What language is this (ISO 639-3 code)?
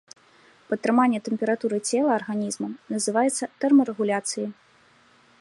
bel